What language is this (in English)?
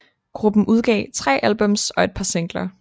Danish